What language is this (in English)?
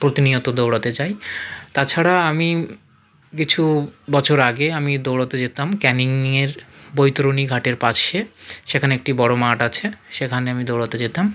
Bangla